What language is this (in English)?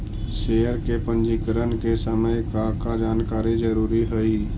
Magahi